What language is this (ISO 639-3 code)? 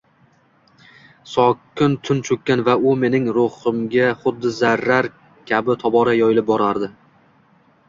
uzb